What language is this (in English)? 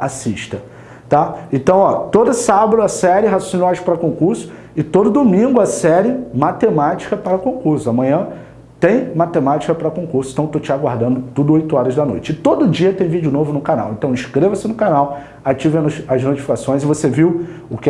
Portuguese